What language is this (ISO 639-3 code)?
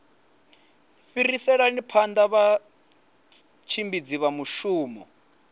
ven